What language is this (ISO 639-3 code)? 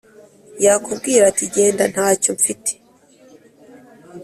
kin